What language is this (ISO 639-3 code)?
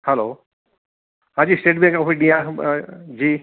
guj